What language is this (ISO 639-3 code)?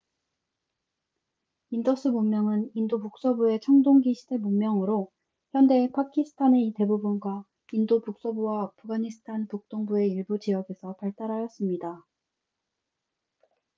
kor